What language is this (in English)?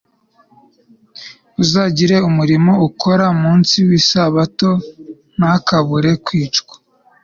Kinyarwanda